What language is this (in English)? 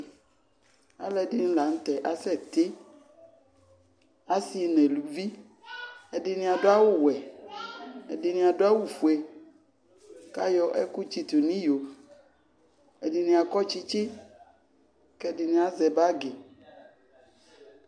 Ikposo